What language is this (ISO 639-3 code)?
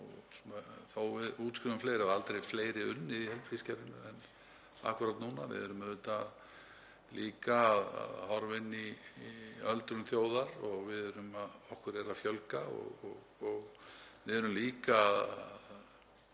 isl